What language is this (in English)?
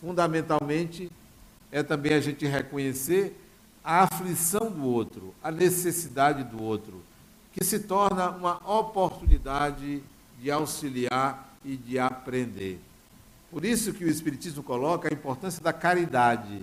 Portuguese